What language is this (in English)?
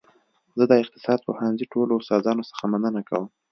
Pashto